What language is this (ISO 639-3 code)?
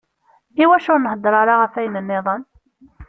kab